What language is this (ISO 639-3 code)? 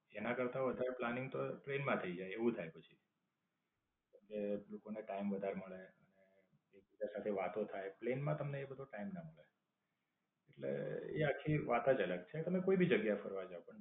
guj